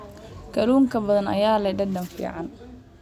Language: Somali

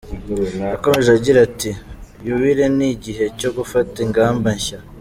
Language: Kinyarwanda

